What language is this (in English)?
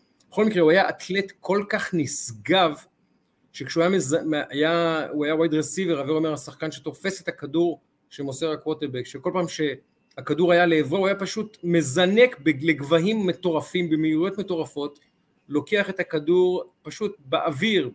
Hebrew